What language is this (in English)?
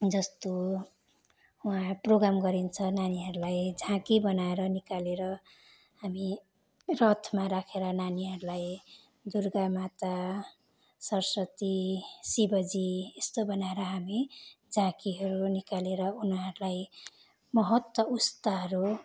Nepali